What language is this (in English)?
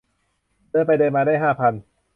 Thai